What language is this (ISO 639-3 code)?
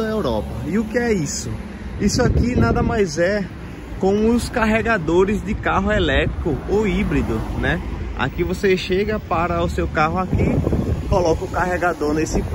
por